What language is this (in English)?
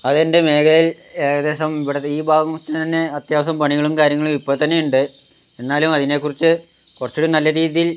Malayalam